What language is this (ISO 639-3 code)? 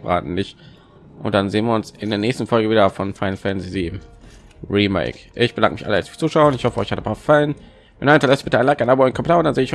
deu